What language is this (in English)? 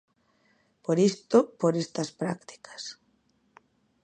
Galician